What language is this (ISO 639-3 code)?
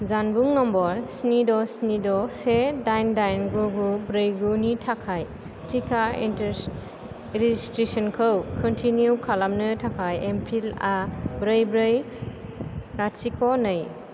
brx